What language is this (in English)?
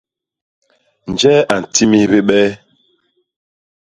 Basaa